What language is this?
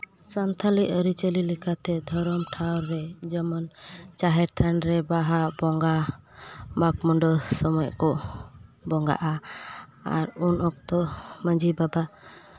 Santali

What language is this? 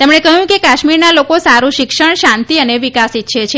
Gujarati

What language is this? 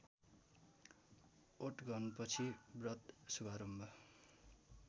Nepali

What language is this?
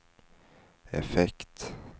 Swedish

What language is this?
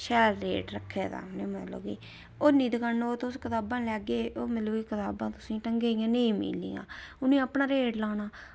Dogri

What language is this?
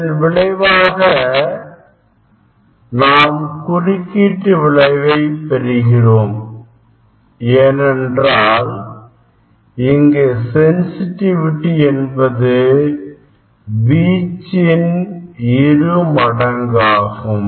Tamil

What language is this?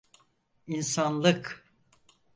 Turkish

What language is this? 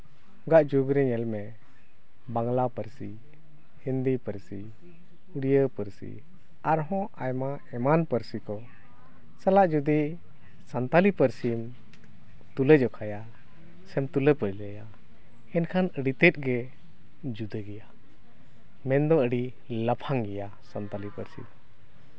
Santali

